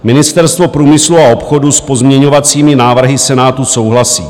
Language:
Czech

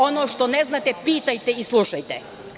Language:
Serbian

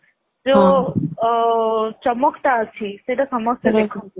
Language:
Odia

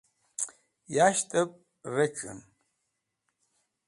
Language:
Wakhi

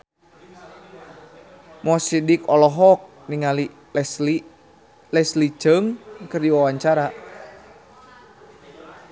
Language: Sundanese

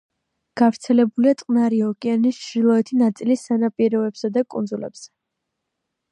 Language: Georgian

